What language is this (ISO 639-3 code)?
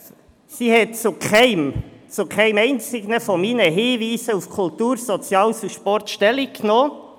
gsw